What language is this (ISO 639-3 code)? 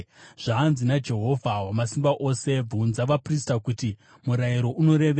sna